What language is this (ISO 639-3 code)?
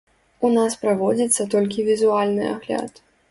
bel